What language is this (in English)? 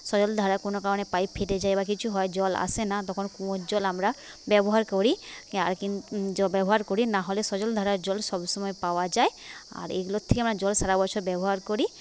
Bangla